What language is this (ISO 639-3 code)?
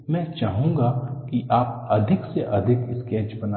hin